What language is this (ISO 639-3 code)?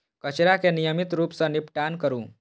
mai